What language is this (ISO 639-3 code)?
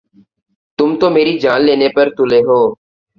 urd